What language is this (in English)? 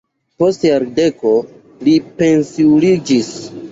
Esperanto